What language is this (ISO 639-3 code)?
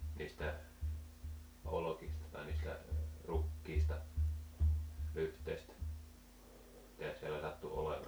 fin